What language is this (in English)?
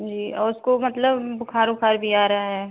Hindi